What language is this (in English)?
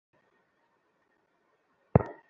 Bangla